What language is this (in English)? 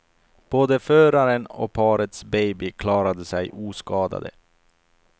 Swedish